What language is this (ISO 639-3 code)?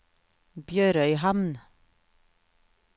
nor